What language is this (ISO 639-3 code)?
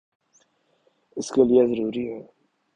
urd